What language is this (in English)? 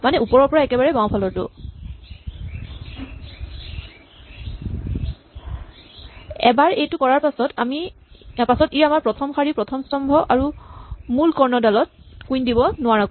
Assamese